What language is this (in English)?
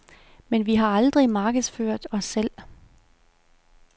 Danish